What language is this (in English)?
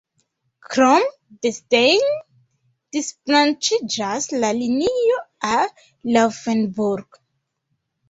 Esperanto